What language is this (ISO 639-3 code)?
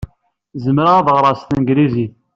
kab